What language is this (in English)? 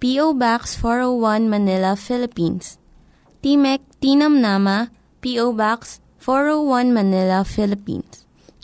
Filipino